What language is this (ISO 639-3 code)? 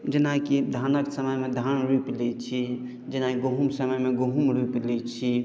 mai